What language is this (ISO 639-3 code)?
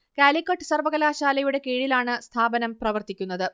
mal